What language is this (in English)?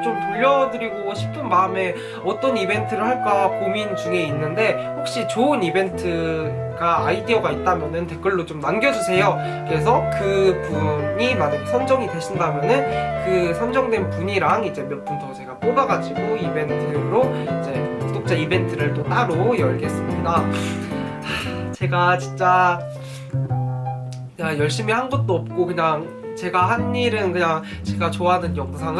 Korean